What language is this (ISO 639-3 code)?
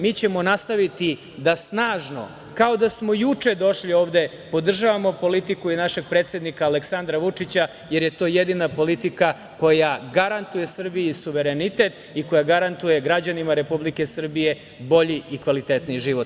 srp